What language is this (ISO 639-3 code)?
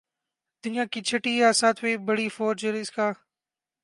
urd